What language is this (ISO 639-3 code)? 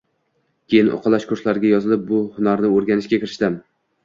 uzb